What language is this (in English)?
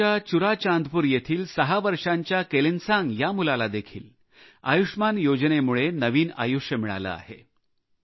Marathi